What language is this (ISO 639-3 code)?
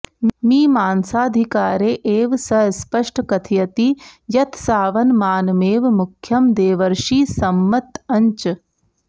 san